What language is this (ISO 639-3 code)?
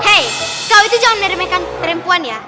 ind